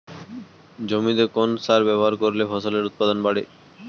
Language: Bangla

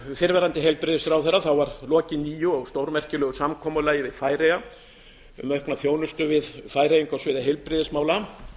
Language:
Icelandic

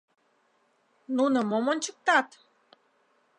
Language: Mari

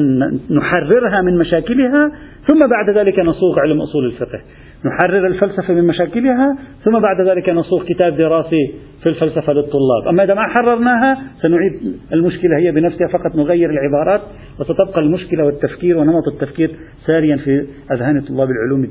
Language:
Arabic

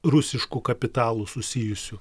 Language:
Lithuanian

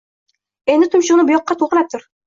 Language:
Uzbek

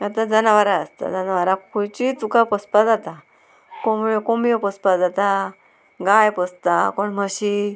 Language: Konkani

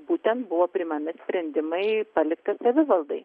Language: Lithuanian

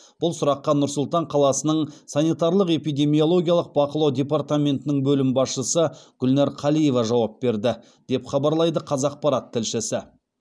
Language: Kazakh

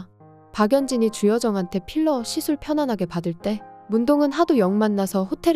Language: Korean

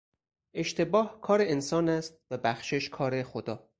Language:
Persian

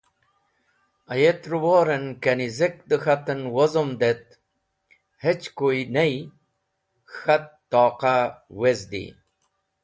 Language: Wakhi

